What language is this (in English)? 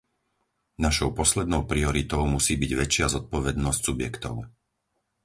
Slovak